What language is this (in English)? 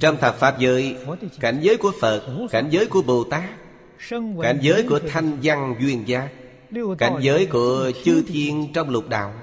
Vietnamese